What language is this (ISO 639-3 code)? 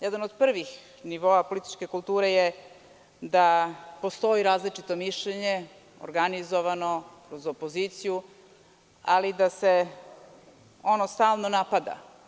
srp